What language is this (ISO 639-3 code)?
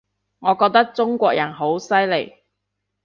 yue